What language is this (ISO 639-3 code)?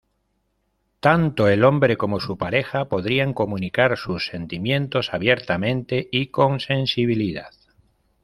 spa